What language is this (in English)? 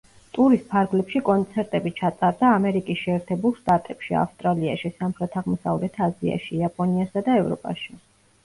Georgian